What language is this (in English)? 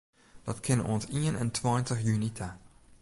Western Frisian